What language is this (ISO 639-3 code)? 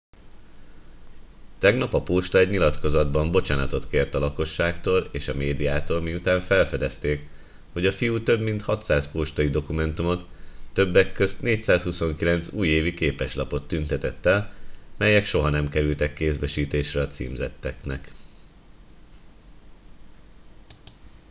hun